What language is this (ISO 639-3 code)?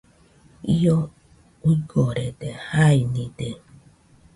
hux